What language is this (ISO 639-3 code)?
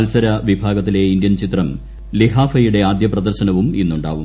mal